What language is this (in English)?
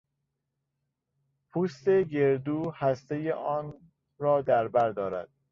Persian